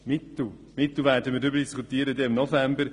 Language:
Swiss German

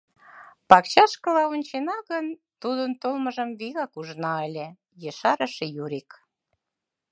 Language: Mari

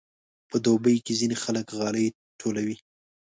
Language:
Pashto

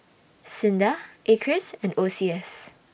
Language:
English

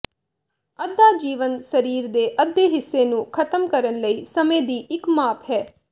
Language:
Punjabi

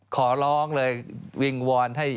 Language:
Thai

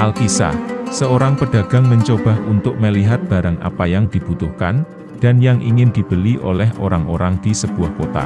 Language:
Indonesian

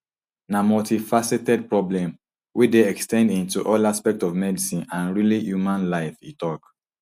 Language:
Nigerian Pidgin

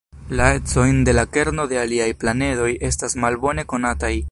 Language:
Esperanto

